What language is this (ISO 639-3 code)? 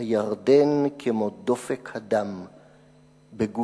heb